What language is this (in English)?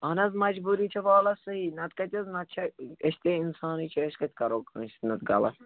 Kashmiri